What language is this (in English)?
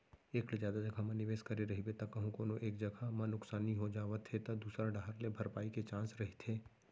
Chhattisgarhi